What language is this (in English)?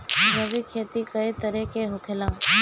Bhojpuri